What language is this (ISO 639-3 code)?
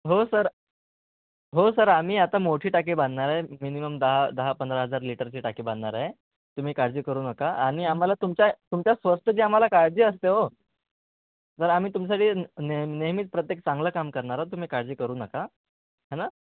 mar